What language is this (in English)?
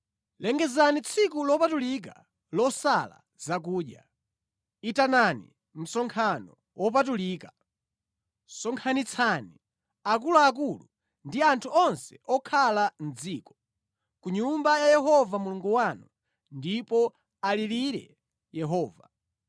Nyanja